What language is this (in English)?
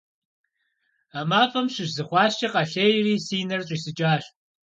Kabardian